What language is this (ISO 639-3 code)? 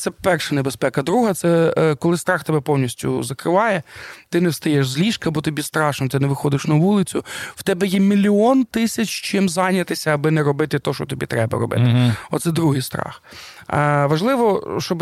ukr